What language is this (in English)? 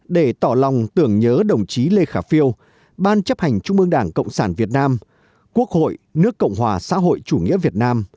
Vietnamese